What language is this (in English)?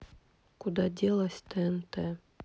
Russian